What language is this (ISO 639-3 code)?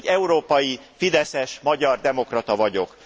hun